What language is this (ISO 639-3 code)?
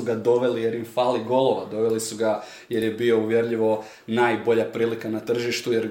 hrv